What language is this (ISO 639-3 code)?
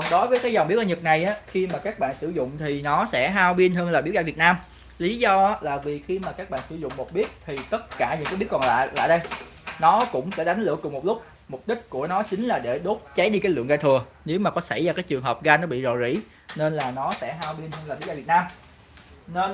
vie